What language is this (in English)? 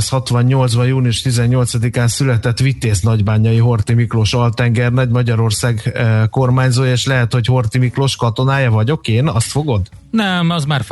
Hungarian